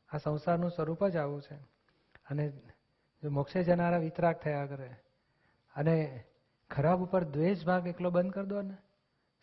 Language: Gujarati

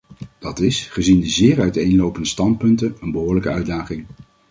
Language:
Dutch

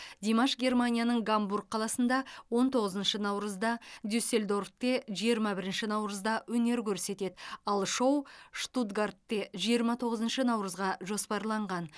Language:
Kazakh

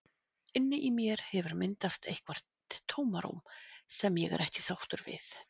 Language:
Icelandic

